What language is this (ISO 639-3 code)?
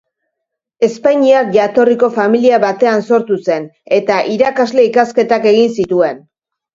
eus